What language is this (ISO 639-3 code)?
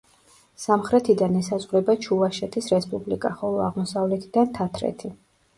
kat